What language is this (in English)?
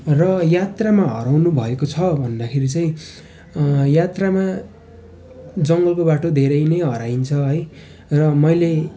Nepali